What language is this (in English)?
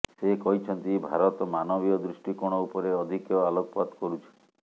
Odia